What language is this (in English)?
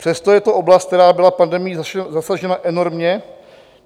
Czech